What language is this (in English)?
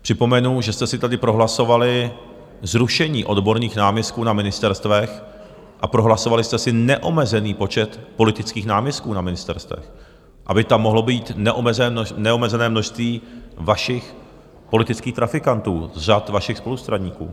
Czech